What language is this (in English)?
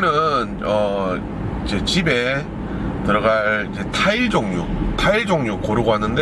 Korean